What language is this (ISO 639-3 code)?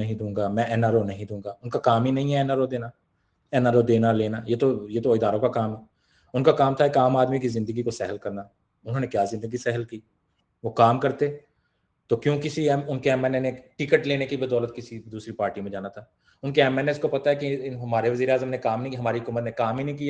urd